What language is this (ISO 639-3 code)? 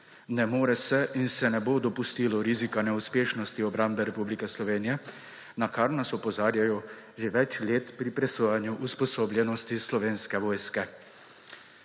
slv